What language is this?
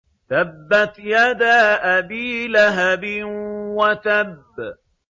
Arabic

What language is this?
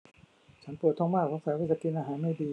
Thai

